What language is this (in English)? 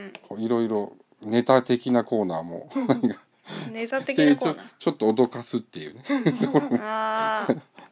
Japanese